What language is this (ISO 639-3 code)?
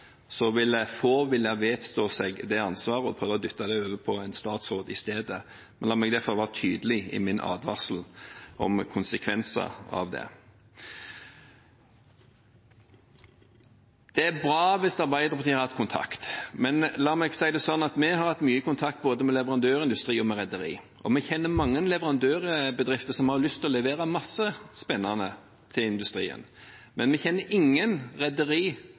nob